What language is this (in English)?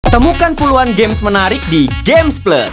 Indonesian